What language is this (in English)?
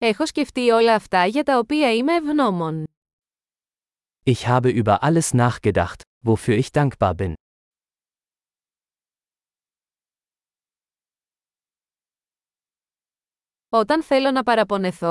Greek